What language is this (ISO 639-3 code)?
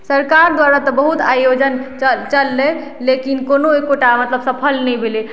mai